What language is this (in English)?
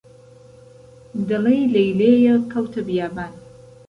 Central Kurdish